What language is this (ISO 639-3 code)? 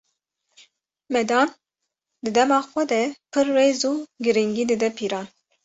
kur